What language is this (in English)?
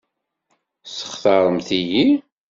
Kabyle